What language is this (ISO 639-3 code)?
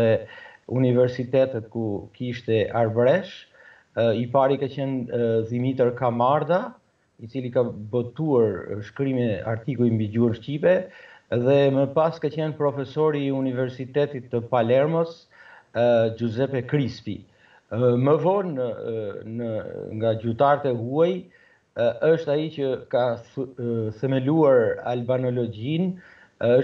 ron